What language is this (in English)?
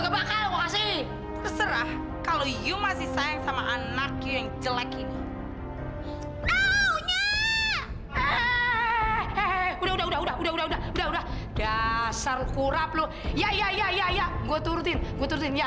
Indonesian